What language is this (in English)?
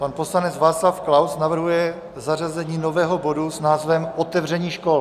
Czech